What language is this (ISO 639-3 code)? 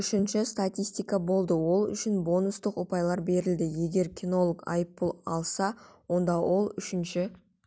kaz